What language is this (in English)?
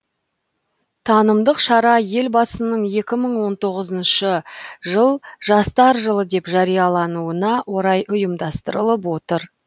Kazakh